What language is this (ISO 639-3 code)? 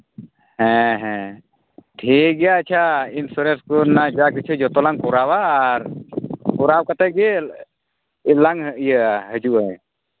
sat